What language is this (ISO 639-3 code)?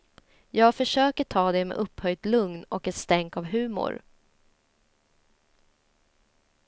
swe